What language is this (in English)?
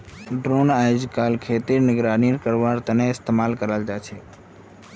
Magahi